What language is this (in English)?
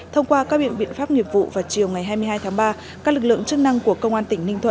Vietnamese